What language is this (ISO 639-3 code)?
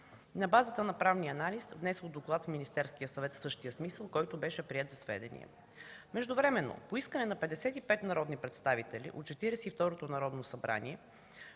bul